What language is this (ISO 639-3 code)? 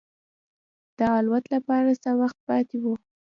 pus